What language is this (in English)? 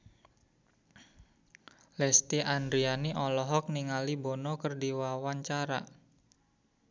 Sundanese